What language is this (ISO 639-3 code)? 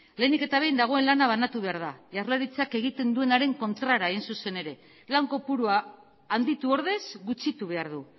eus